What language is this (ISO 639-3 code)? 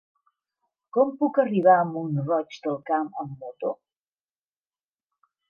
cat